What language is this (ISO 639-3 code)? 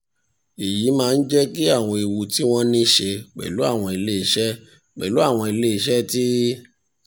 yor